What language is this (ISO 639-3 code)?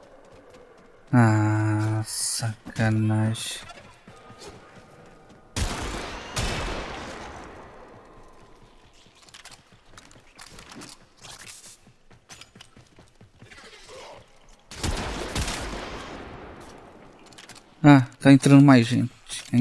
por